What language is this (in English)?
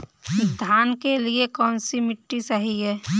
Hindi